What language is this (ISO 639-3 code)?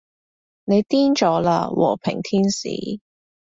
yue